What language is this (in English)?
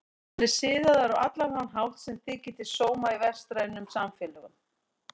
Icelandic